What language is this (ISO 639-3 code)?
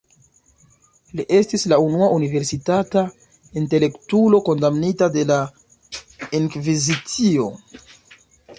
epo